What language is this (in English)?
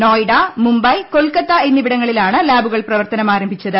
Malayalam